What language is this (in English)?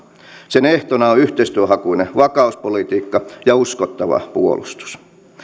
Finnish